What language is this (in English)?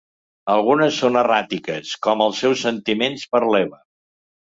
Catalan